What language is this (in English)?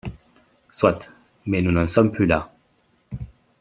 French